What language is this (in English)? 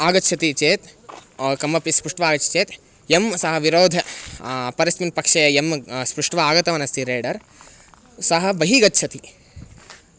Sanskrit